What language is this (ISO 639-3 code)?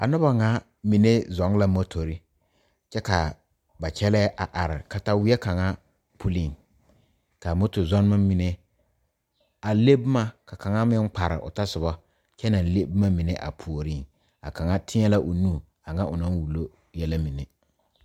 dga